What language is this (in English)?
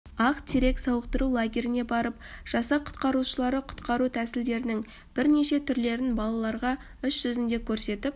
Kazakh